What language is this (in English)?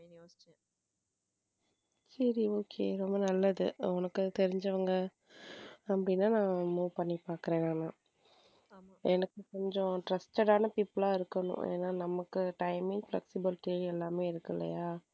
Tamil